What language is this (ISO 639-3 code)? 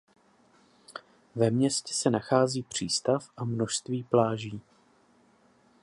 ces